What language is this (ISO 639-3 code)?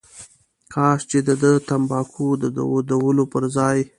pus